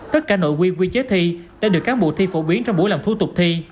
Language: Vietnamese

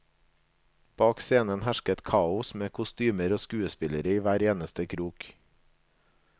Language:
Norwegian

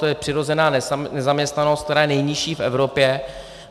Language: Czech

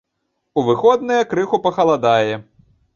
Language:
Belarusian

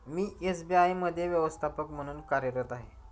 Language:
Marathi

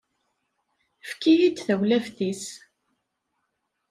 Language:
Kabyle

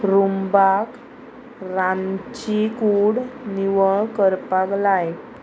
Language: Konkani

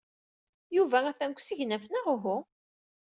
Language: Kabyle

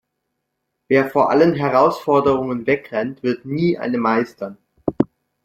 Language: German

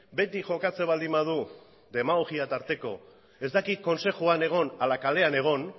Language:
Basque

